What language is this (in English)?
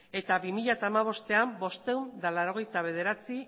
Basque